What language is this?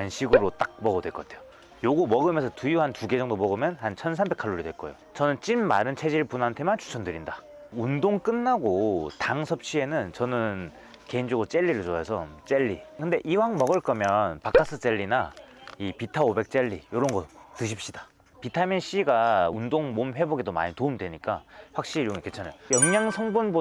Korean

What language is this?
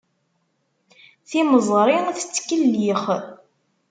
Kabyle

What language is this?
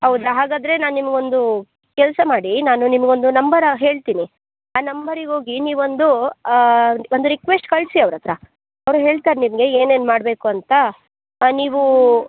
Kannada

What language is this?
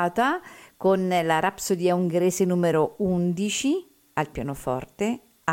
Italian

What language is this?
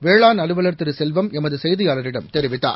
Tamil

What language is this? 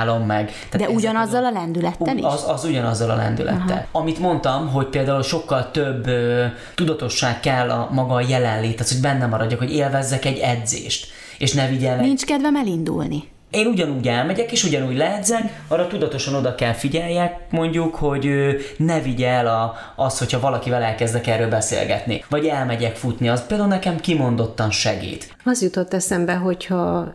Hungarian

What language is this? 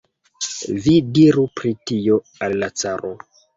Esperanto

